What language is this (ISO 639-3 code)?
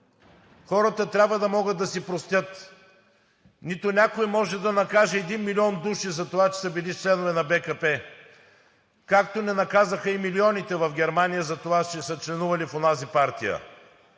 bul